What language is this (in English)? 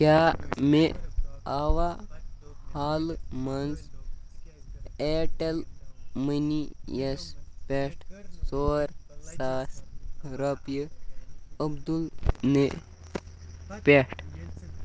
Kashmiri